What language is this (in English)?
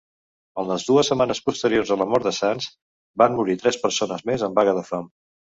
Catalan